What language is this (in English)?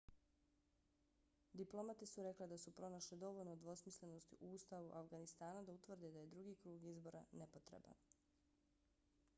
Bosnian